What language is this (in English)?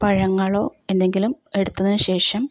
Malayalam